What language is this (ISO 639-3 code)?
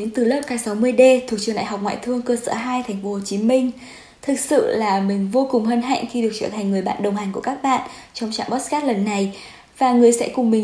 vie